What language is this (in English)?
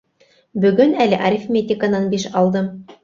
Bashkir